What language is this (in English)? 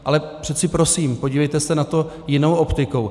Czech